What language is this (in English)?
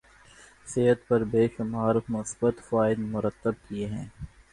Urdu